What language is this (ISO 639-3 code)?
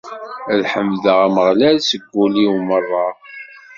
kab